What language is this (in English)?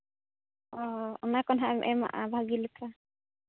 Santali